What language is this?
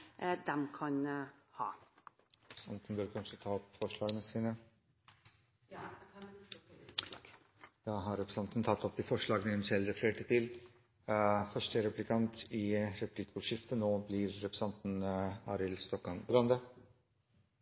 Norwegian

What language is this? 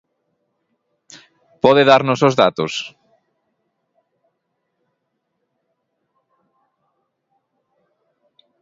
Galician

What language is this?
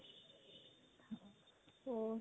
Punjabi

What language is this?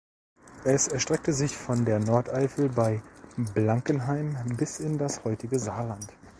German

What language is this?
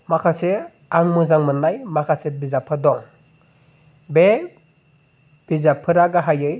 Bodo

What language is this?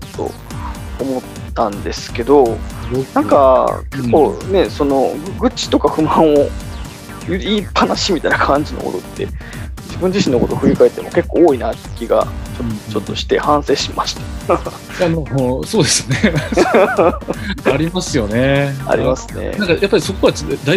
Japanese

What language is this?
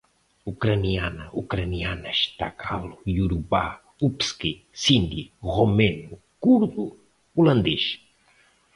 Portuguese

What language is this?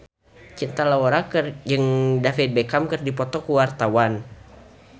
Sundanese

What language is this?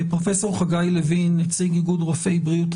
Hebrew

